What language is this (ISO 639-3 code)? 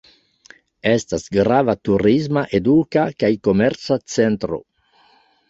epo